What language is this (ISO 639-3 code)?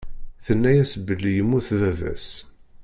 kab